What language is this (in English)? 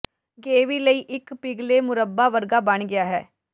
Punjabi